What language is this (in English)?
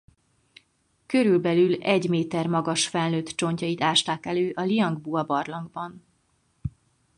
Hungarian